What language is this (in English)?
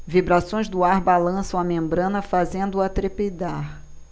Portuguese